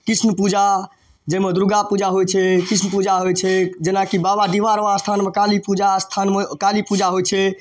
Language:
Maithili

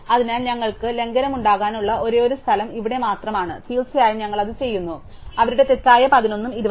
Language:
Malayalam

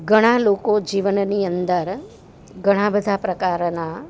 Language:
Gujarati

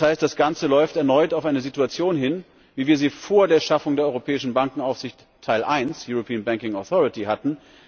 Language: German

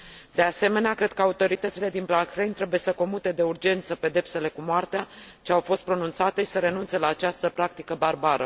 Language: Romanian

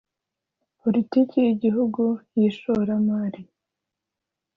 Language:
Kinyarwanda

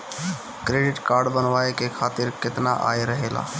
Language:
Bhojpuri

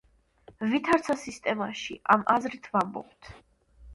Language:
Georgian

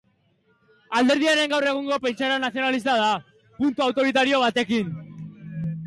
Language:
Basque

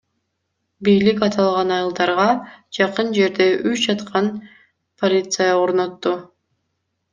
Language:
Kyrgyz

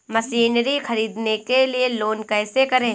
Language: Hindi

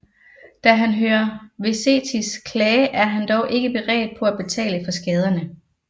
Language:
Danish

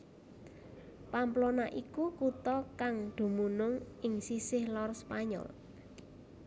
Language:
Javanese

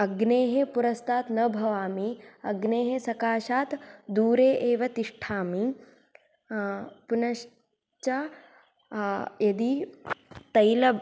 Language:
Sanskrit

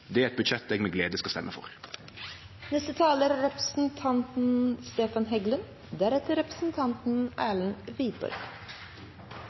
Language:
Norwegian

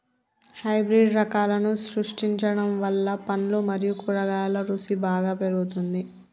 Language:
Telugu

